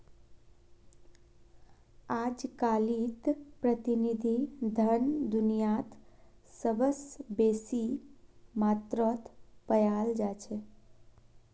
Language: Magahi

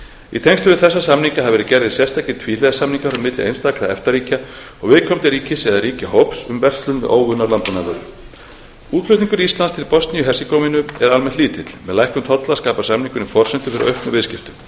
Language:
Icelandic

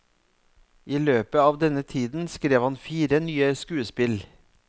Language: Norwegian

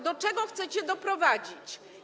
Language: Polish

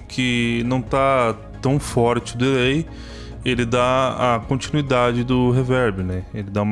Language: Portuguese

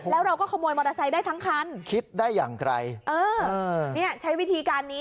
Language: Thai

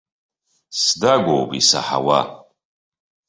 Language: Abkhazian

